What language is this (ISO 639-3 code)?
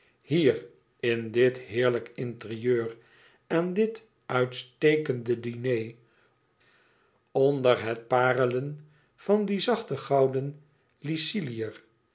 nld